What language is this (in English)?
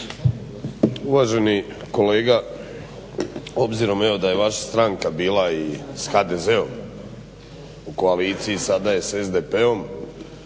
Croatian